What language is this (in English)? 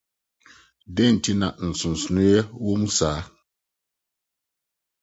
Akan